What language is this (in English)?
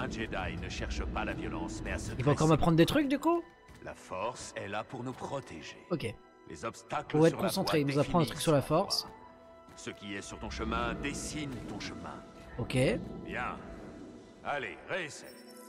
French